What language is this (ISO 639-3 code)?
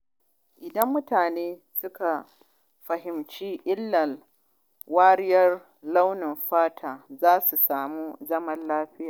hau